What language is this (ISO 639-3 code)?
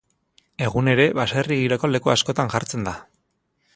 eus